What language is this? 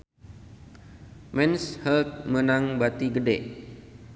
Sundanese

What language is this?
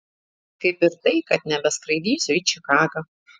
Lithuanian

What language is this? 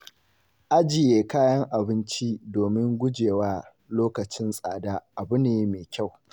Hausa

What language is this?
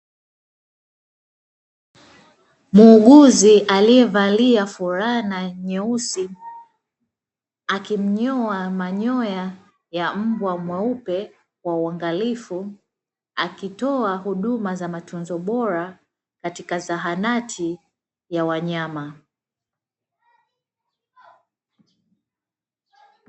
Swahili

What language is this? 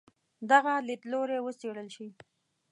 Pashto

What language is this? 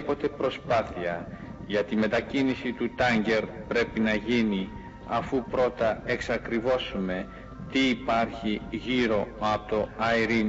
Greek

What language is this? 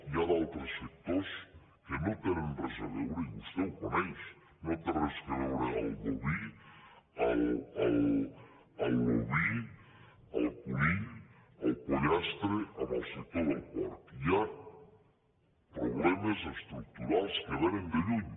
Catalan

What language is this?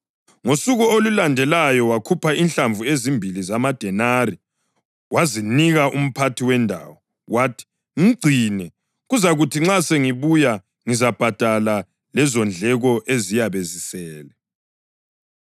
North Ndebele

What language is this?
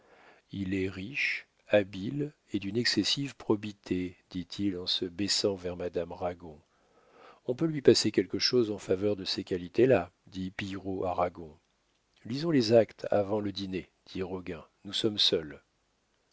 French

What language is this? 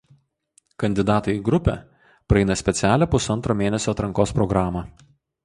Lithuanian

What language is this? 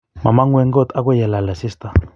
Kalenjin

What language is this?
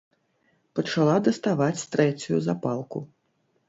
Belarusian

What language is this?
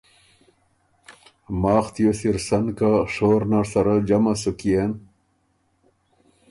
Ormuri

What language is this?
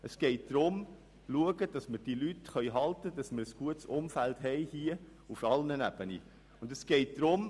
Swiss German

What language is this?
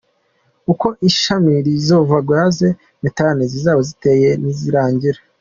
Kinyarwanda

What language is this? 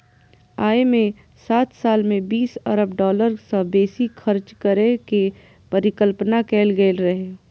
Maithili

